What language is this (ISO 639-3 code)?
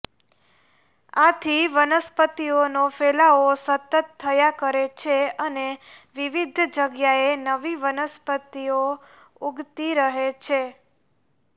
guj